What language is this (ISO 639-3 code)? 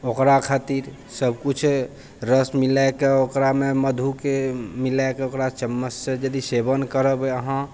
mai